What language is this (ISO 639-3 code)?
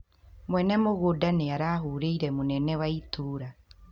kik